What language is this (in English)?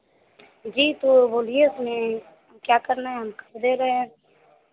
Hindi